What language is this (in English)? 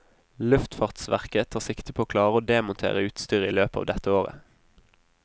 Norwegian